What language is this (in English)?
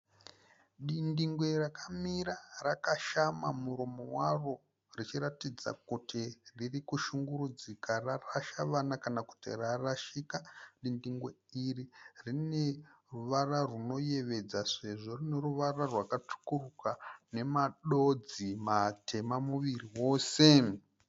Shona